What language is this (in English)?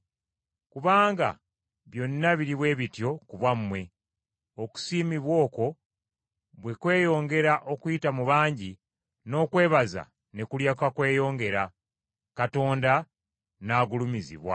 Ganda